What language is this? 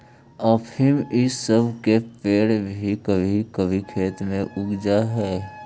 Magahi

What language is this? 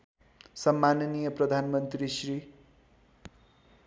Nepali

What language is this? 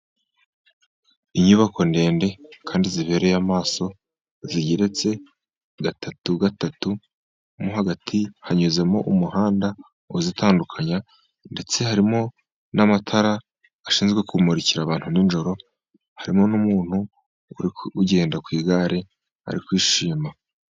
Kinyarwanda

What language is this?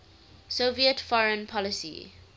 English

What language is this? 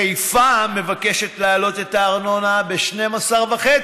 Hebrew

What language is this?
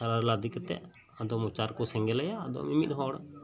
Santali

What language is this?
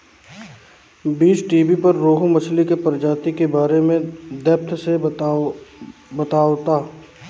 Bhojpuri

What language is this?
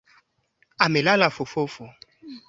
Swahili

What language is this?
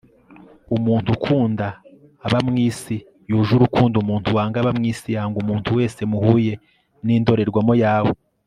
Kinyarwanda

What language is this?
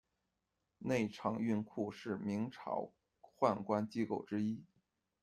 Chinese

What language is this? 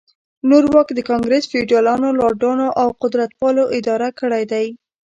Pashto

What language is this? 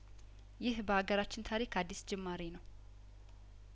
Amharic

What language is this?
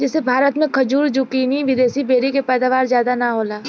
Bhojpuri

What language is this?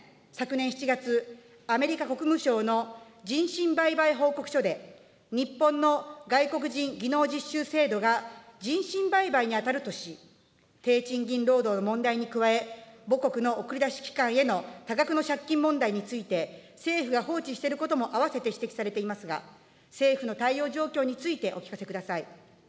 Japanese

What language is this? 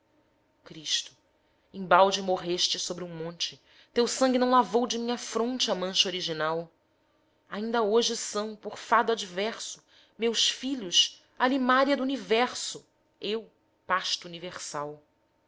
Portuguese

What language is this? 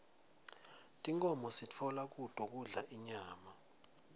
Swati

